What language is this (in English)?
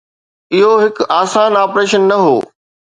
Sindhi